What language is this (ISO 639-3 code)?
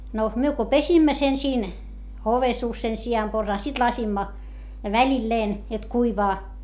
fin